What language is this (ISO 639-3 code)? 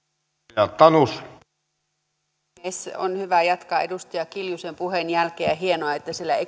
fin